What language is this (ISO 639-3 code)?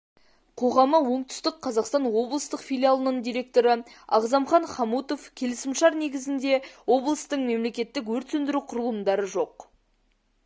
kaz